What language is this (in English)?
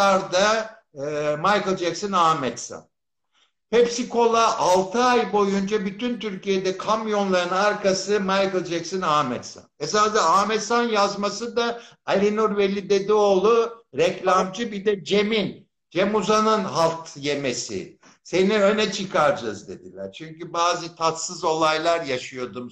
Turkish